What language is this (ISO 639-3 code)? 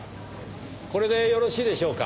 jpn